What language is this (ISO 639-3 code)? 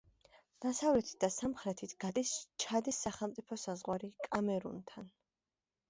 kat